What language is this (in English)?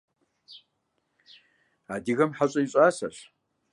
Kabardian